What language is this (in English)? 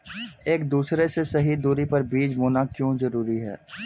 Hindi